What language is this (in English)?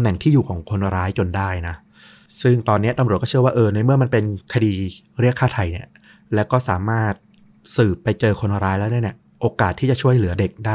Thai